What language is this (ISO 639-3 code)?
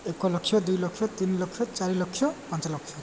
ori